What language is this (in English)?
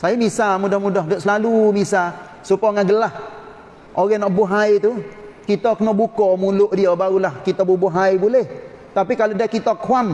Malay